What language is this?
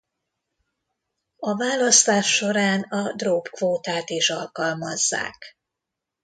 Hungarian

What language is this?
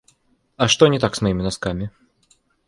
Russian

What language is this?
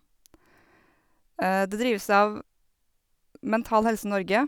Norwegian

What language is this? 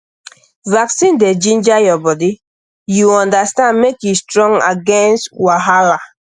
Nigerian Pidgin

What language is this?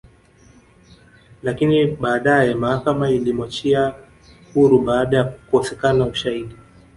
Swahili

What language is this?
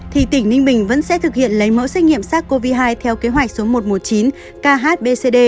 Vietnamese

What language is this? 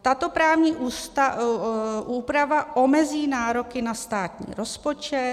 Czech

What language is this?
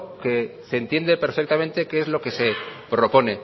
Spanish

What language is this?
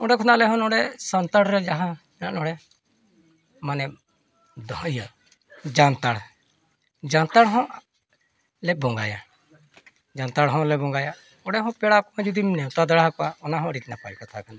Santali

